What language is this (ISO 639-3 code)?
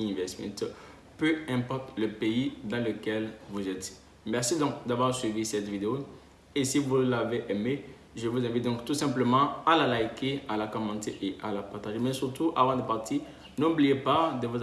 fra